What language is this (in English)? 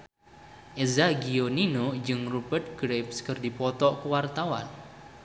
Sundanese